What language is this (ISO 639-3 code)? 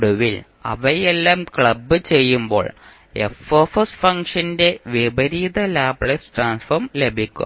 mal